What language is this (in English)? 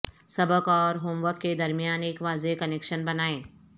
Urdu